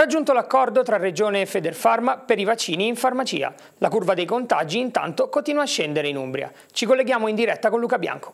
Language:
Italian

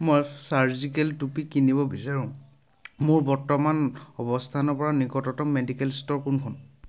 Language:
Assamese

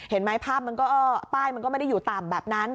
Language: Thai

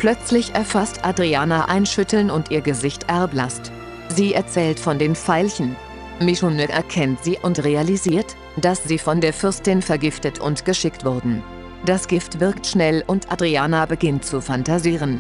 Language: German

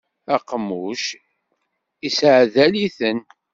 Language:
Kabyle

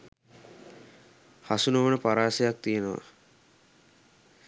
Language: Sinhala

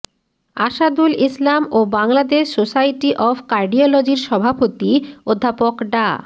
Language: Bangla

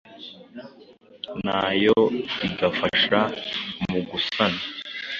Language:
Kinyarwanda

